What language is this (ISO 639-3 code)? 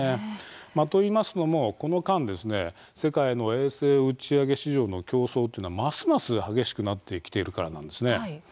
jpn